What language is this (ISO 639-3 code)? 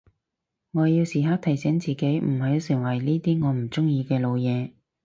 yue